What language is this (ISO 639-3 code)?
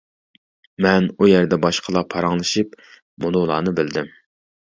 uig